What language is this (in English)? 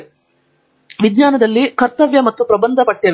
Kannada